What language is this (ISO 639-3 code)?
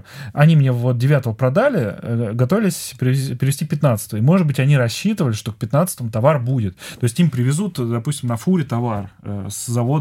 rus